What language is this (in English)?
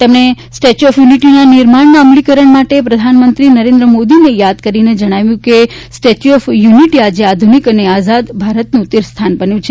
Gujarati